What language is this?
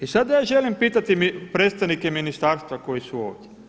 Croatian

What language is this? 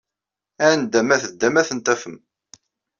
Kabyle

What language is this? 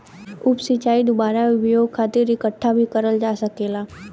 Bhojpuri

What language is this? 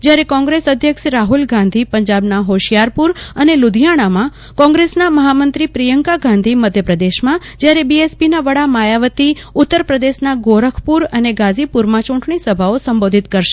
Gujarati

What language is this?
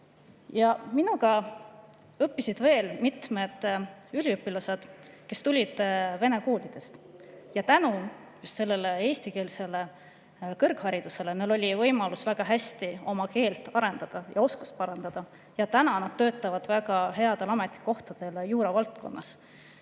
Estonian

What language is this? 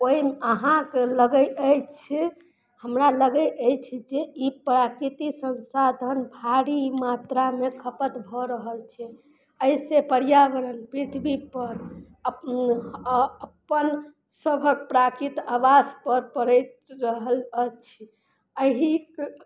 Maithili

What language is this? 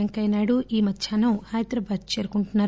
Telugu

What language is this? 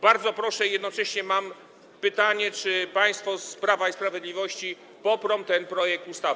Polish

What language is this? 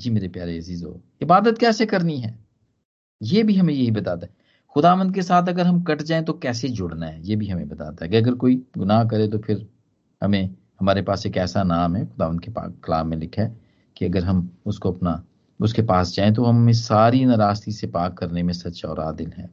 Hindi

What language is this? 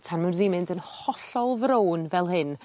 Welsh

